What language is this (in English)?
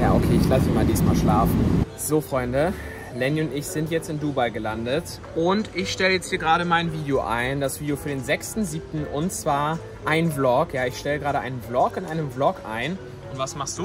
German